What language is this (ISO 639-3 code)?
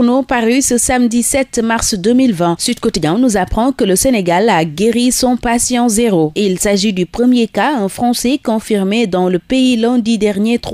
fra